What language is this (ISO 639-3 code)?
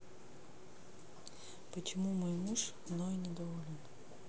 rus